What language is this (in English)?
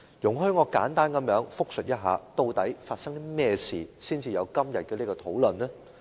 Cantonese